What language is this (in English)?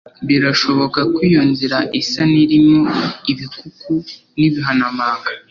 Kinyarwanda